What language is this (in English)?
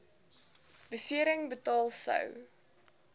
Afrikaans